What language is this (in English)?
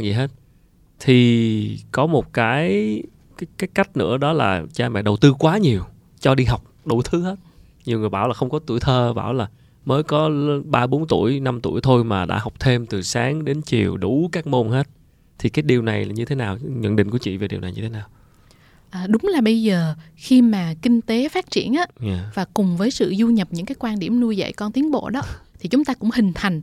Vietnamese